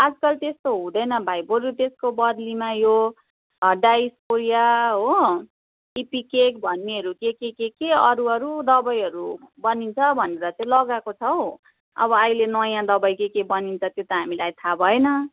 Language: Nepali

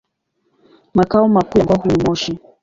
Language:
Swahili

